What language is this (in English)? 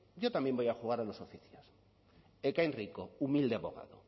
Spanish